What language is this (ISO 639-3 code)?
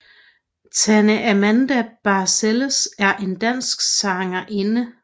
dan